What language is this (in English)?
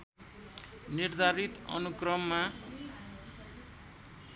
Nepali